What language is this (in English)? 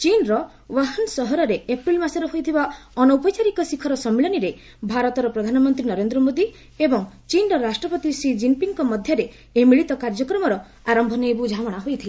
Odia